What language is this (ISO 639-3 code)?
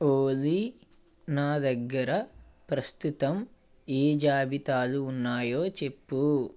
tel